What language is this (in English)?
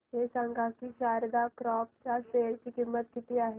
Marathi